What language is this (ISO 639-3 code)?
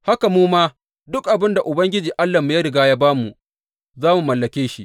hau